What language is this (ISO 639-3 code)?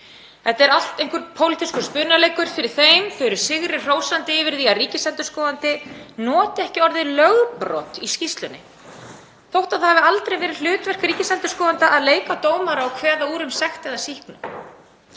isl